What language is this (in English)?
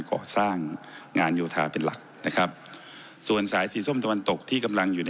Thai